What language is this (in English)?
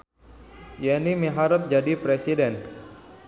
Sundanese